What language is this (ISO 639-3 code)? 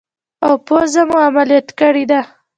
pus